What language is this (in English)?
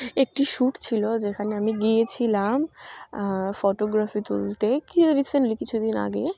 Bangla